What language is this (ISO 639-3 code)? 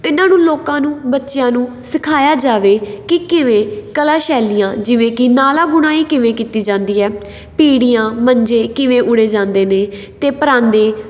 pan